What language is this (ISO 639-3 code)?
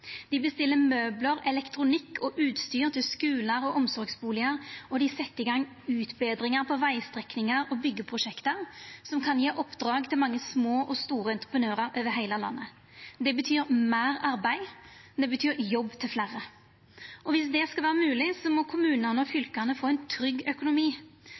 nno